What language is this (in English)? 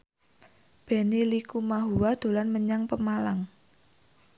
Javanese